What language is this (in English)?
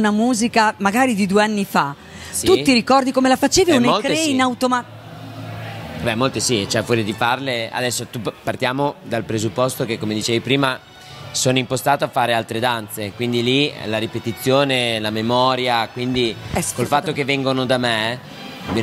Italian